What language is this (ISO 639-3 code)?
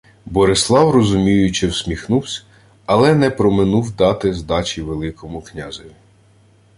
ukr